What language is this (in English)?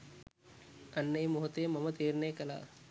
Sinhala